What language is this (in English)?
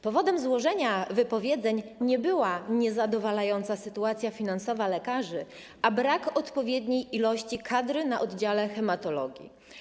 Polish